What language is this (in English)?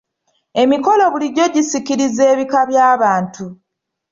Ganda